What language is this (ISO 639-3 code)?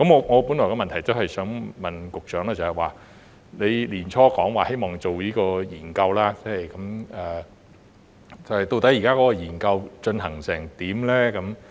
yue